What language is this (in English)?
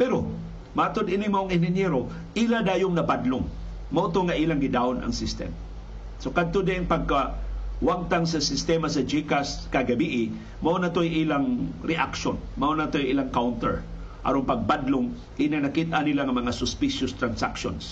Filipino